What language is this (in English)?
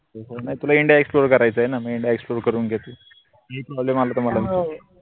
Marathi